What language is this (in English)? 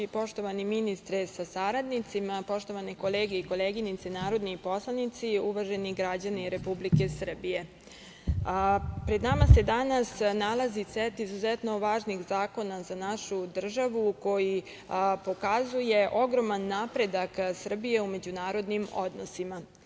Serbian